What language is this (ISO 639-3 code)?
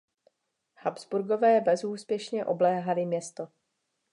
ces